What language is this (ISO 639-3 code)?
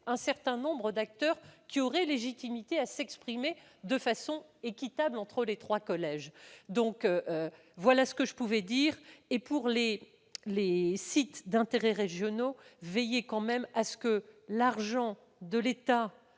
fra